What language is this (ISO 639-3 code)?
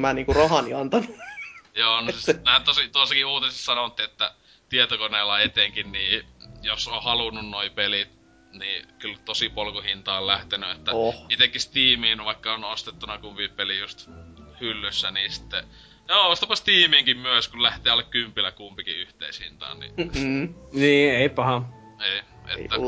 fin